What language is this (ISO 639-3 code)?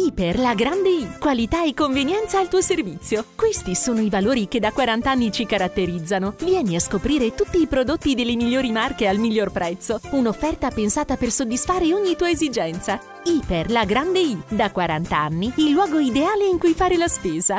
ita